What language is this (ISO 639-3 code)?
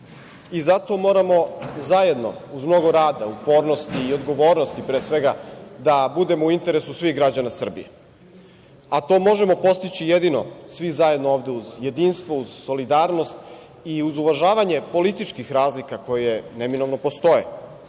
srp